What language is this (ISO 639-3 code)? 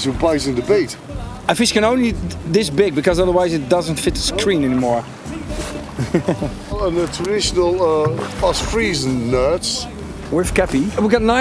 eng